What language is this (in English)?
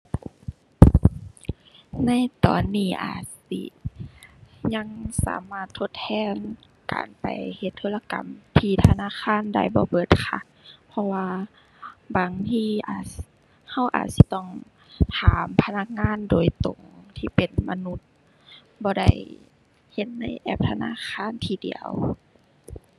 Thai